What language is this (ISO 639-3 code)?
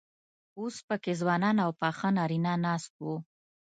pus